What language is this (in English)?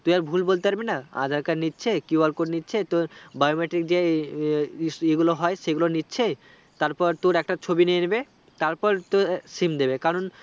Bangla